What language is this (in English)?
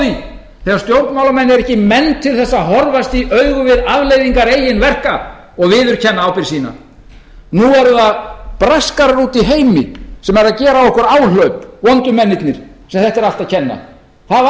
Icelandic